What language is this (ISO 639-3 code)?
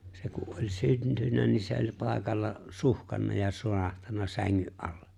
fin